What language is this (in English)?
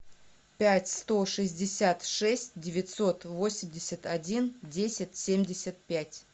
Russian